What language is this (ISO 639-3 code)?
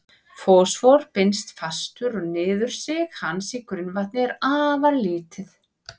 isl